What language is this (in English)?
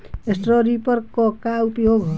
Bhojpuri